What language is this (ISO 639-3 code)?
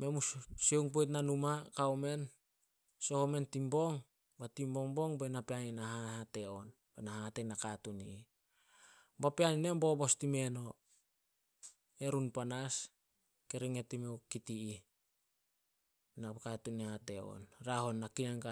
sol